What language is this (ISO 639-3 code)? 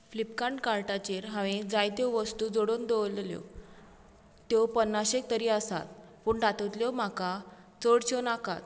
kok